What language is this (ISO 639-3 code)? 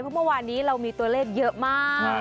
tha